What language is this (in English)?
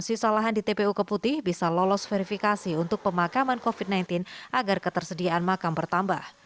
Indonesian